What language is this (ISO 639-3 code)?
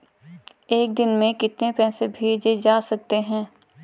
hin